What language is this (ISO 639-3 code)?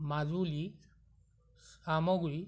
asm